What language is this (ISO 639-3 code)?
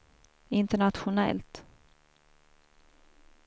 swe